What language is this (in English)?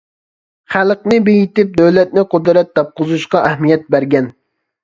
Uyghur